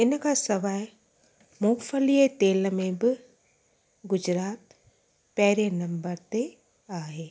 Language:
Sindhi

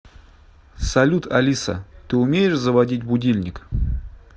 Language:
Russian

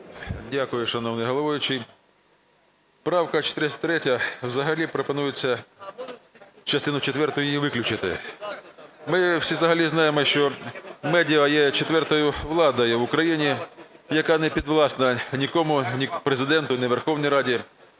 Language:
Ukrainian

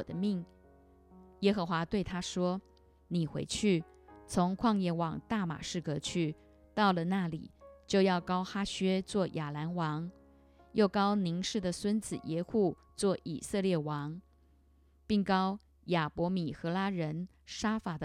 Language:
Chinese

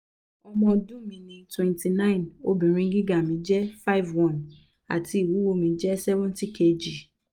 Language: Yoruba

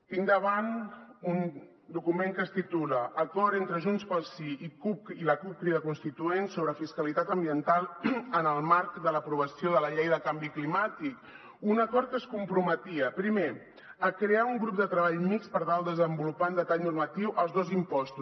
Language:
Catalan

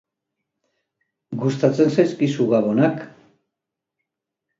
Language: Basque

